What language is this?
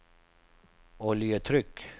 Swedish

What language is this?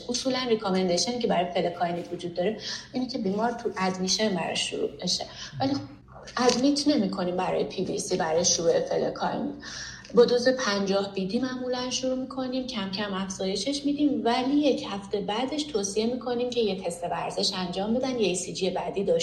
Persian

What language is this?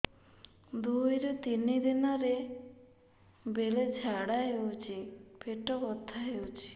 Odia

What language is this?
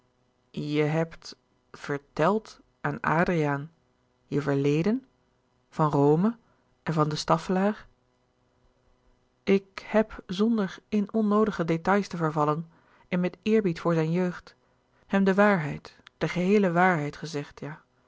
Dutch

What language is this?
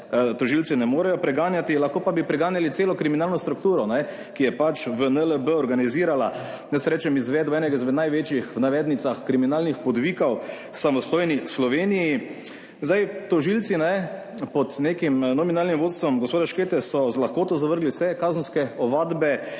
Slovenian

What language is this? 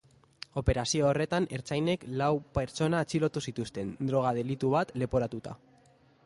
Basque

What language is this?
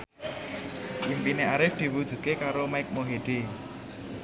Javanese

